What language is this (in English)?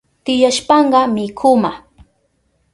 Southern Pastaza Quechua